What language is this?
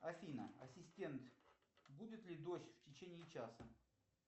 Russian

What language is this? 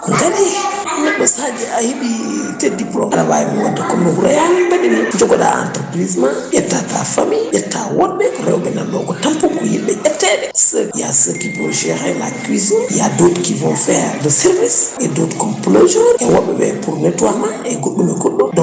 Fula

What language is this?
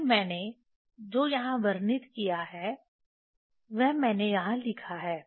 Hindi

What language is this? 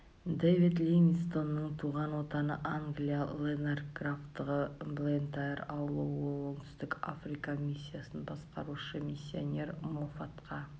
Kazakh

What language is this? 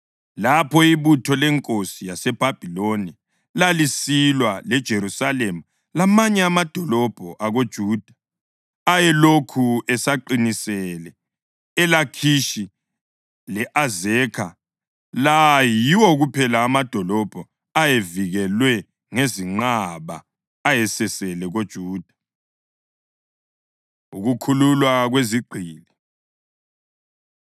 North Ndebele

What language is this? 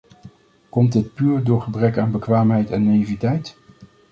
Dutch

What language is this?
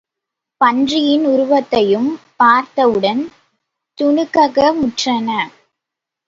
Tamil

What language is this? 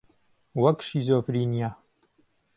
Central Kurdish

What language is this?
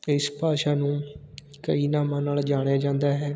Punjabi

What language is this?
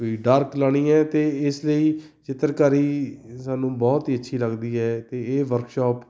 Punjabi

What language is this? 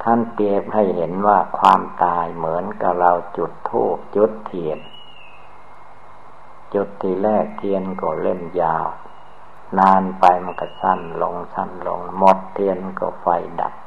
Thai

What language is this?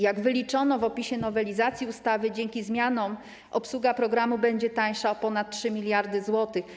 Polish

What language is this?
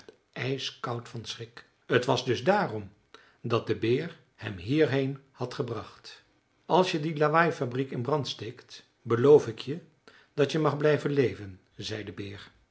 Dutch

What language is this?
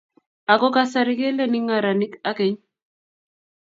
Kalenjin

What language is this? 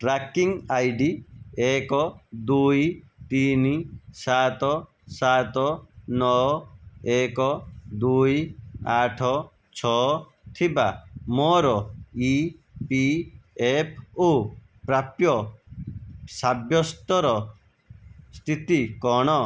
Odia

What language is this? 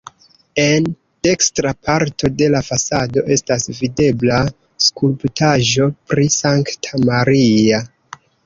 Esperanto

